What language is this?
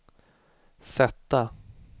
Swedish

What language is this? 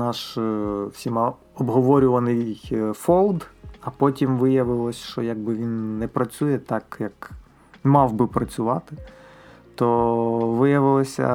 Ukrainian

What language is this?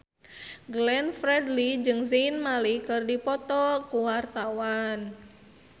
Sundanese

